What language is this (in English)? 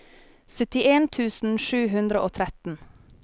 Norwegian